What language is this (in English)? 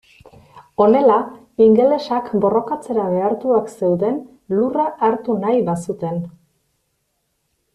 Basque